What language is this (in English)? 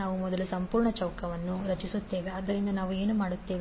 Kannada